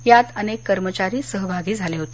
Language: Marathi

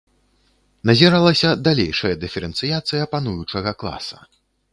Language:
Belarusian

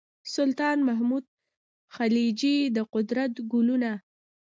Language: Pashto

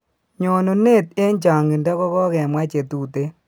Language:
Kalenjin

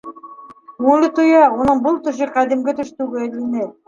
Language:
Bashkir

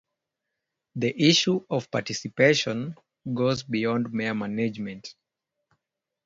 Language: English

